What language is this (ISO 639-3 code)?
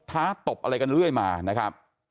tha